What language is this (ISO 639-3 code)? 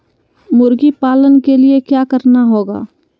mag